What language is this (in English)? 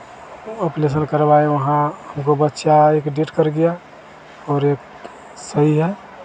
Hindi